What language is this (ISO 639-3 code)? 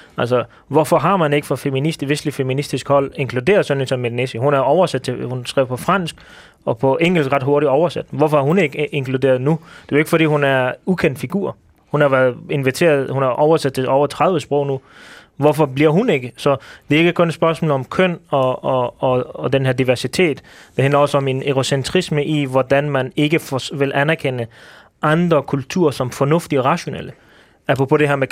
dan